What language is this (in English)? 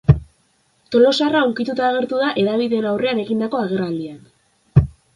Basque